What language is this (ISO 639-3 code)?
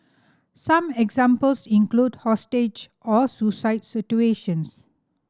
eng